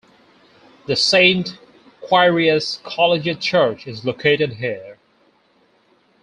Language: English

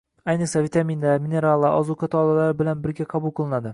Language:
Uzbek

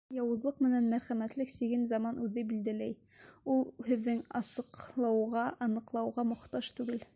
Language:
Bashkir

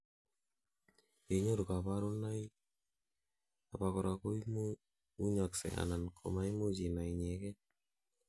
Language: Kalenjin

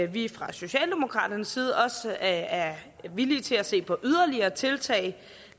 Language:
Danish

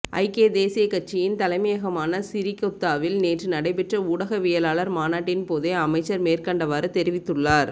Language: Tamil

